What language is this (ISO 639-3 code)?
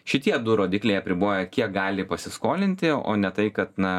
lit